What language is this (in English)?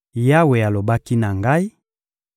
Lingala